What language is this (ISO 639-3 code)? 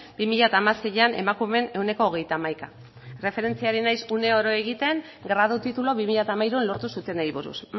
eus